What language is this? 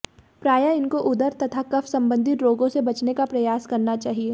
Hindi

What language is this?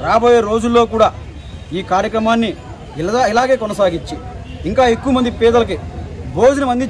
Arabic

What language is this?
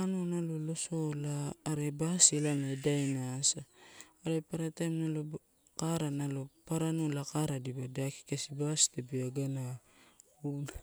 Torau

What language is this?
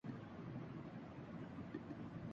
Urdu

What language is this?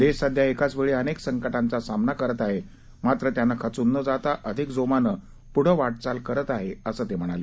Marathi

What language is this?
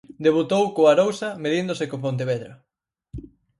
Galician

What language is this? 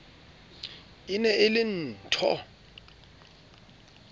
Southern Sotho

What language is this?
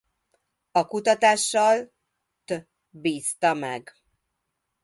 Hungarian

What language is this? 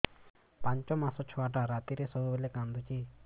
Odia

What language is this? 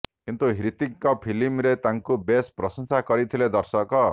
Odia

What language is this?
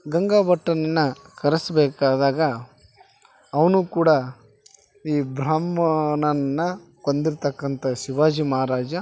Kannada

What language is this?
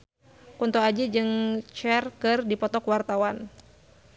Sundanese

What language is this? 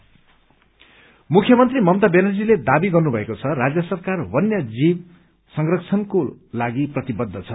Nepali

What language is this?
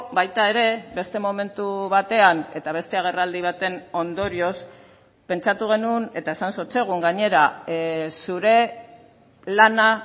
Basque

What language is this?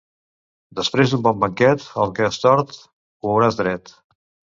Catalan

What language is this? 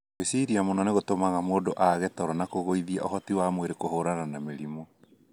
Kikuyu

